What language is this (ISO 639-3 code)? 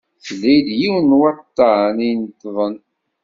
kab